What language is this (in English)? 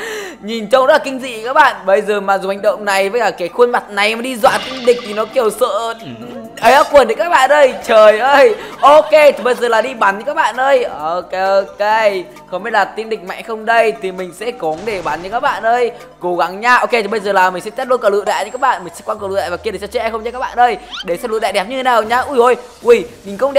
Vietnamese